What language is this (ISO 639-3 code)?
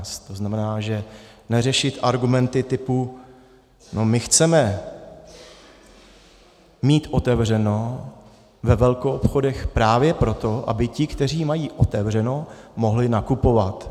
ces